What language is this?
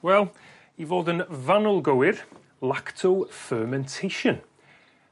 Welsh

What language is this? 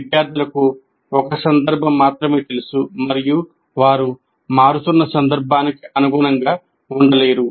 Telugu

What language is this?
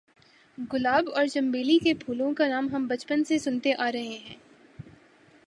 Urdu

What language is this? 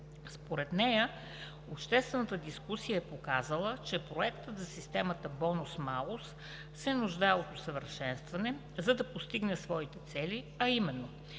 Bulgarian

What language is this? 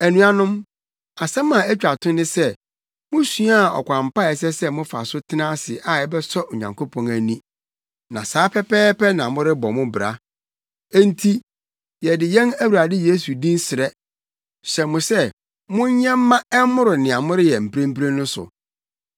Akan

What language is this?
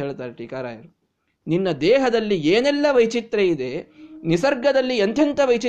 Kannada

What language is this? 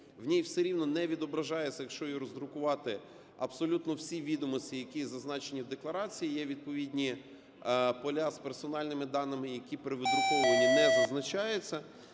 Ukrainian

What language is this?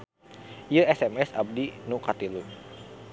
Sundanese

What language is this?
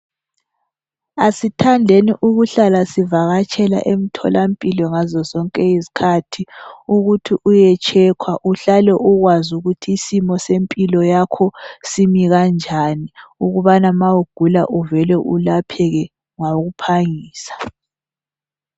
North Ndebele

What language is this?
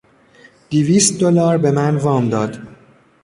Persian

